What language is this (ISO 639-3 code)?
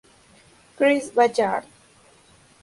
spa